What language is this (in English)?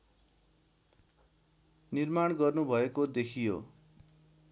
Nepali